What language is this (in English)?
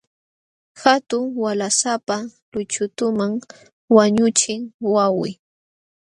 Jauja Wanca Quechua